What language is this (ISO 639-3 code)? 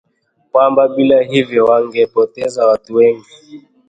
swa